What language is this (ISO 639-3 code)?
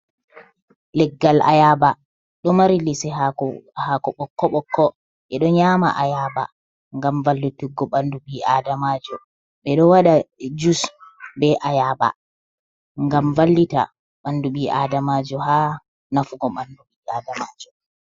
ful